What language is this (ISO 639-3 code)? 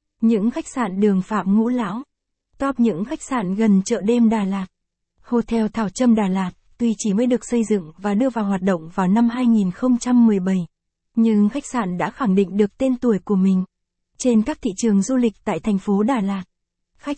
vie